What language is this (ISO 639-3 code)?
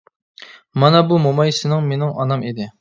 uig